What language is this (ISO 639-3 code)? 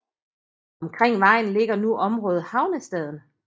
dan